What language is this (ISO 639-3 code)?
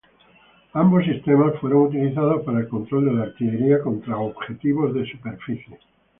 spa